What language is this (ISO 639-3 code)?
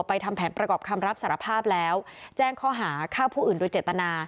tha